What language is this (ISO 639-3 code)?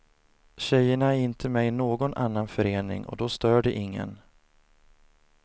swe